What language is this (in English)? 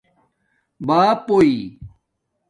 Domaaki